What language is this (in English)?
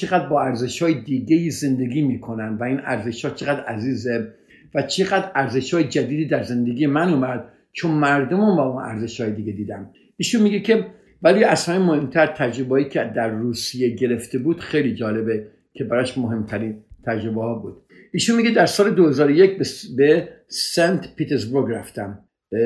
Persian